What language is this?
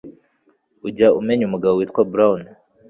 Kinyarwanda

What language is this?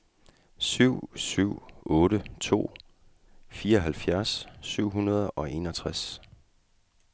Danish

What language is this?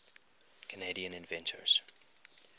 English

